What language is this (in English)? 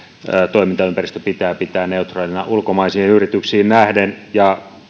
Finnish